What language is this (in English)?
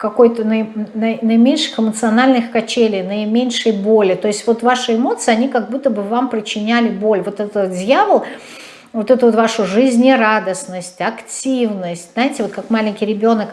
Russian